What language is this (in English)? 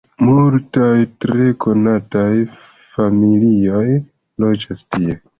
Esperanto